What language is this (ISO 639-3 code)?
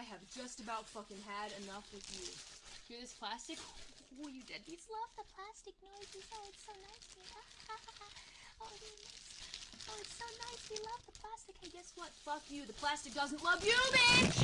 eng